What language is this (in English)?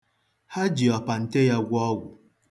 Igbo